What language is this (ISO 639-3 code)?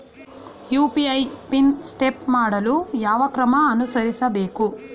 kan